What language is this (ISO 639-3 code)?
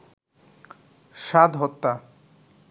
ben